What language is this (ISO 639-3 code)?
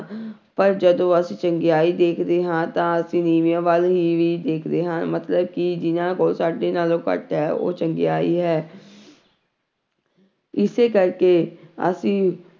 pan